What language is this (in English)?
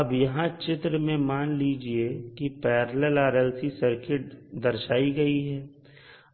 Hindi